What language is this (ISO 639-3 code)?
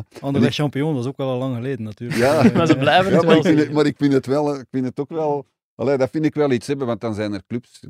nld